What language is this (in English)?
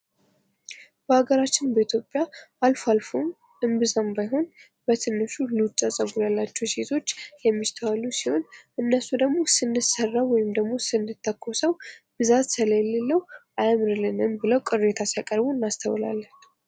Amharic